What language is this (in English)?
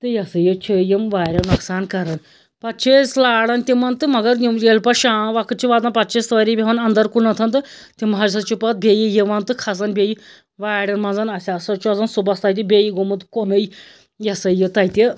Kashmiri